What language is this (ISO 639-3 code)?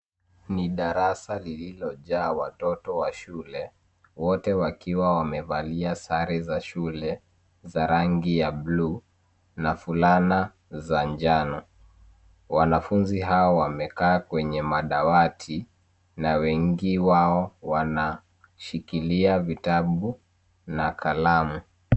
swa